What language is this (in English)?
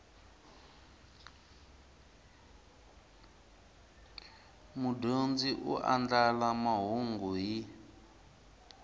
Tsonga